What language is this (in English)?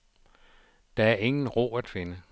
Danish